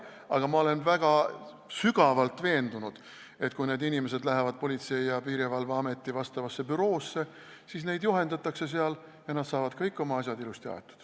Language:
Estonian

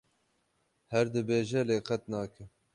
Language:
Kurdish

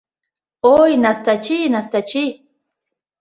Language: Mari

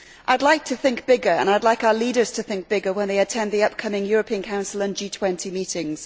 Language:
English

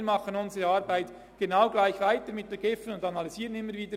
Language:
Swiss German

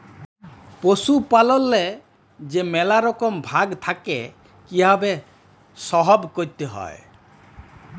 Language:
Bangla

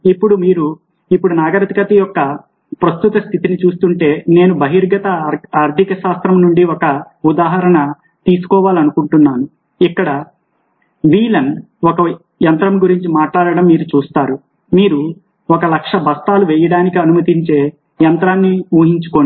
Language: Telugu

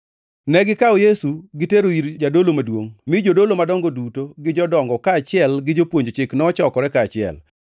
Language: Luo (Kenya and Tanzania)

